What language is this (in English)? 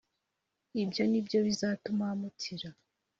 Kinyarwanda